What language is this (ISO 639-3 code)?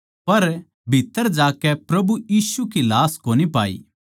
bgc